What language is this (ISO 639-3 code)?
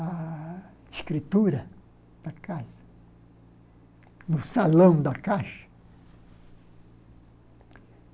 por